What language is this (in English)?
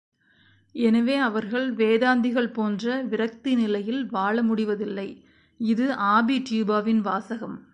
Tamil